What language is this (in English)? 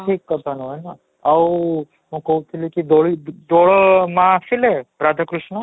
Odia